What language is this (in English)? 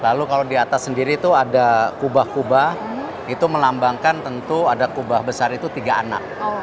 Indonesian